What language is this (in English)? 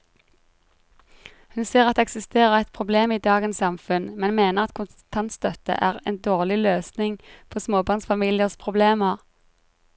Norwegian